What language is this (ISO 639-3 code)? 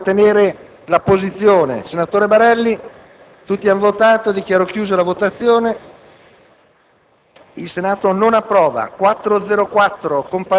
ita